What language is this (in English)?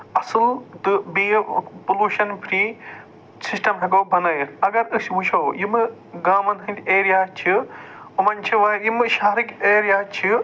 Kashmiri